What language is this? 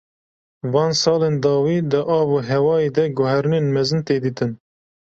Kurdish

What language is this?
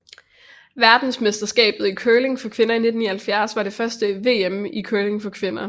Danish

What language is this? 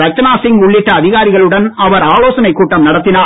Tamil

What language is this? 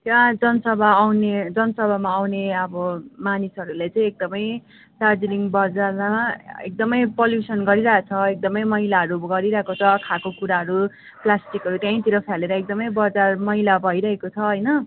Nepali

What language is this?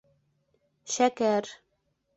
Bashkir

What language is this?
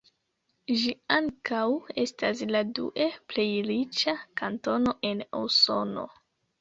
Esperanto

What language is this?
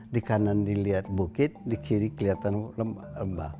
Indonesian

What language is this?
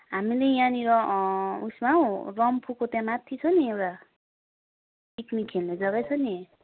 Nepali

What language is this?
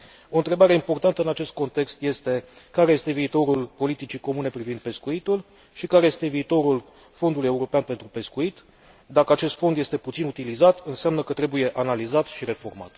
Romanian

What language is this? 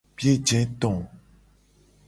Gen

